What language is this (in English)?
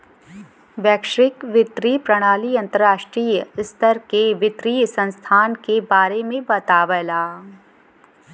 Bhojpuri